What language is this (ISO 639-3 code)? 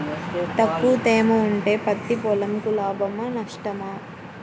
tel